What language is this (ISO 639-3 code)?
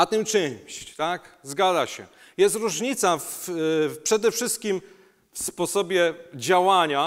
pol